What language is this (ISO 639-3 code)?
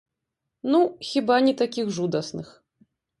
bel